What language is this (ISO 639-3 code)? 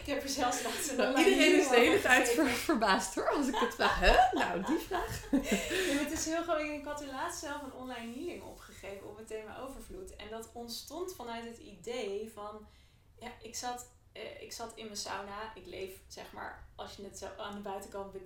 nld